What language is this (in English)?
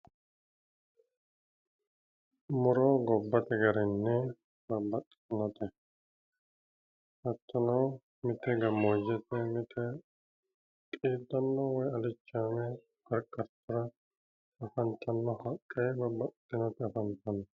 Sidamo